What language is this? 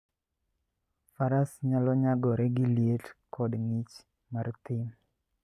Luo (Kenya and Tanzania)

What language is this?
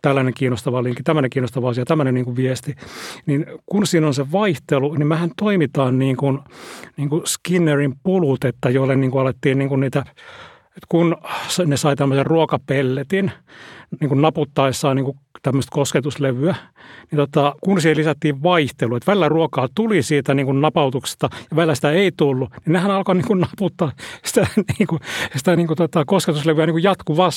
Finnish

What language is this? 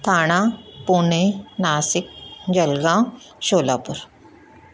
Sindhi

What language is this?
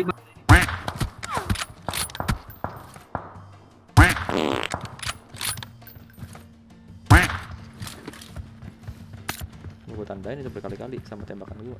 Indonesian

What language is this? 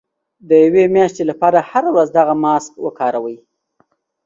Pashto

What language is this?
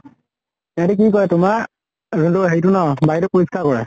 Assamese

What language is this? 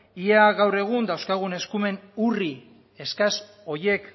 Basque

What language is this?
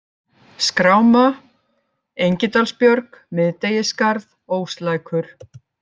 Icelandic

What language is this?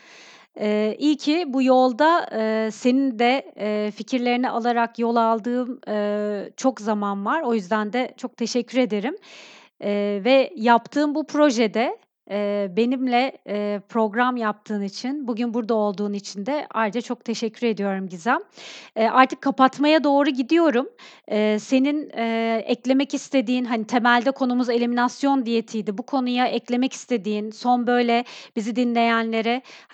Turkish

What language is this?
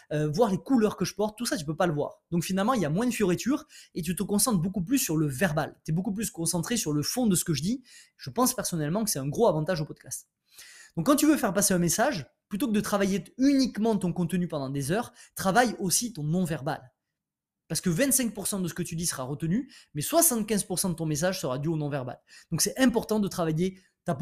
French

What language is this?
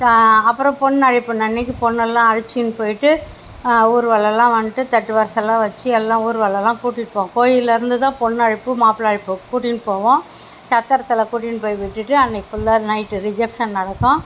Tamil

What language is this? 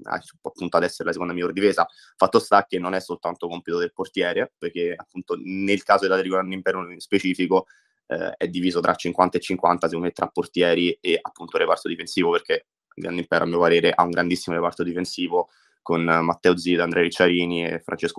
Italian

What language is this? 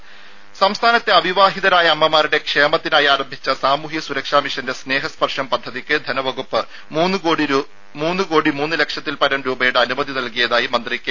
Malayalam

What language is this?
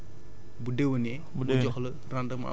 Wolof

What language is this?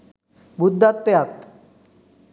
Sinhala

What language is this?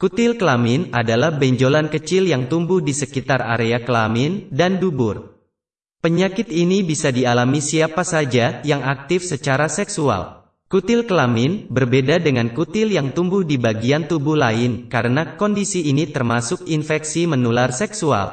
Indonesian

